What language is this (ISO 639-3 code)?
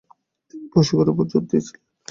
ben